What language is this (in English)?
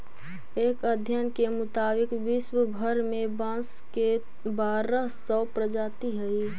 Magahi